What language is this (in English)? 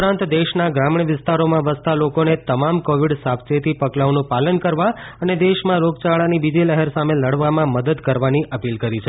Gujarati